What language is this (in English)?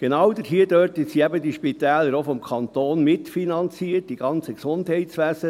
Swiss German